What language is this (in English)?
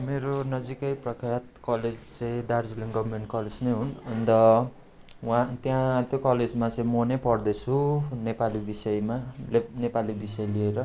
Nepali